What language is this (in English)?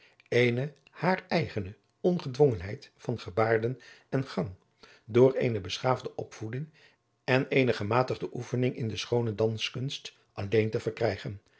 Dutch